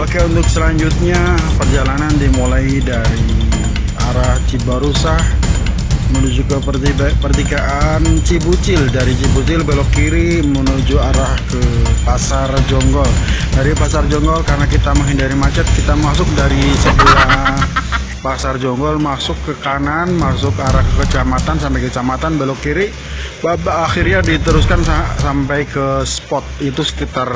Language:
Indonesian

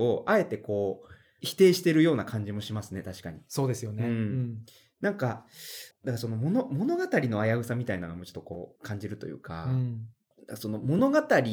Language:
Japanese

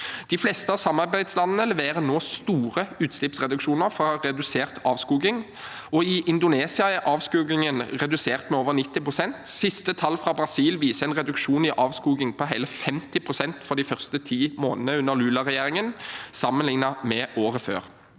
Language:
Norwegian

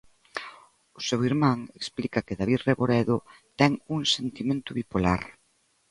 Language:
Galician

